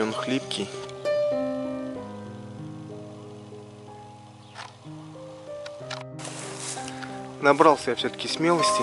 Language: Russian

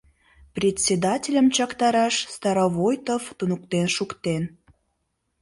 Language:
Mari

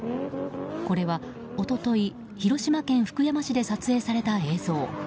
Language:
Japanese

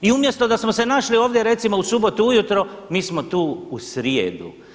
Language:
Croatian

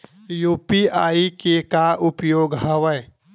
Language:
Chhattisgarhi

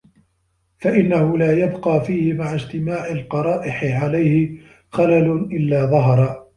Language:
Arabic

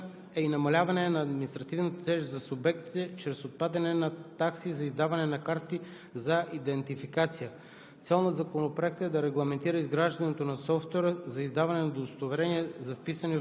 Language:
Bulgarian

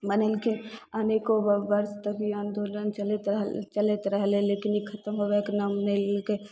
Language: Maithili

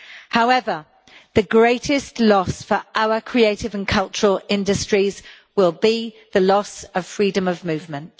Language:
English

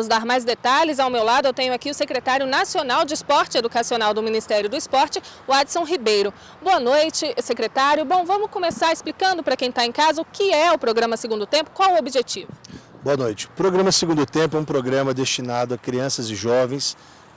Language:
Portuguese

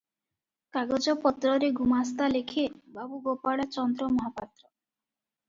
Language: Odia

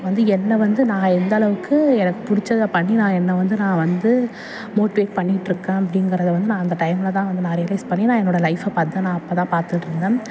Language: Tamil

